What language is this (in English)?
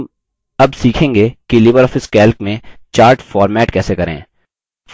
Hindi